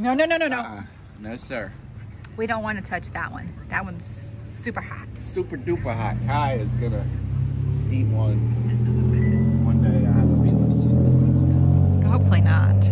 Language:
English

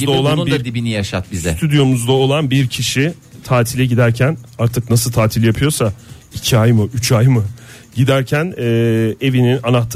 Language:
Turkish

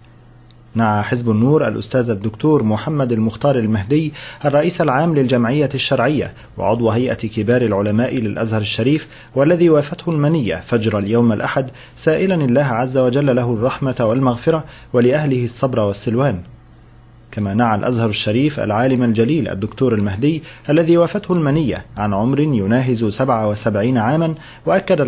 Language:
Arabic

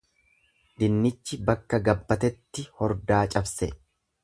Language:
Oromo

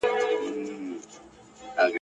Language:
Pashto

